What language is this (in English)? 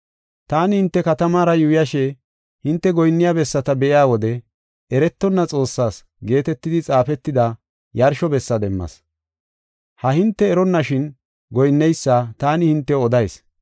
Gofa